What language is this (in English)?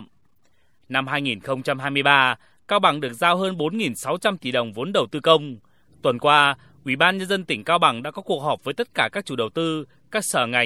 Vietnamese